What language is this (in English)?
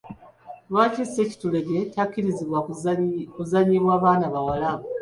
Ganda